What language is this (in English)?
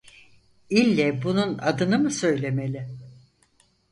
Turkish